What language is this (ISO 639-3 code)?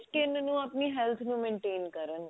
pan